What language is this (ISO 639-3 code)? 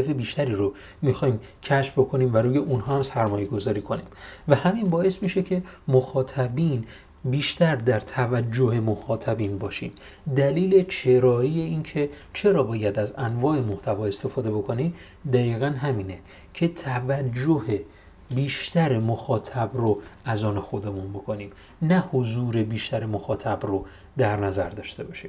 fas